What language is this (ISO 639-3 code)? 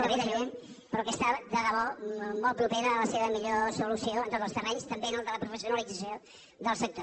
cat